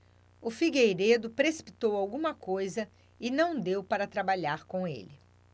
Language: Portuguese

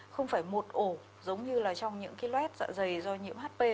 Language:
Vietnamese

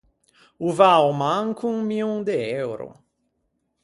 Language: Ligurian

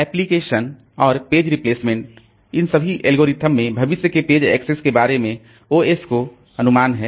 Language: Hindi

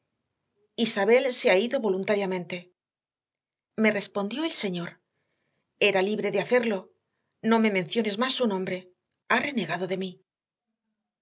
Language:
Spanish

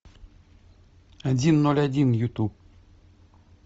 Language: Russian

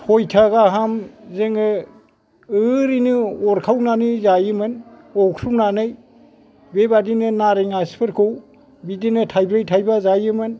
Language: Bodo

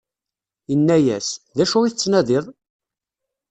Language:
Kabyle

